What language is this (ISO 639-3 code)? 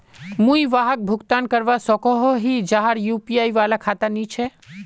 mag